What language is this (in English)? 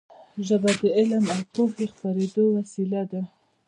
Pashto